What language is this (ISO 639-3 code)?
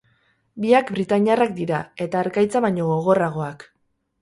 eus